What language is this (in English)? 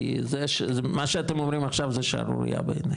Hebrew